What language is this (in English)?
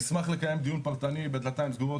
Hebrew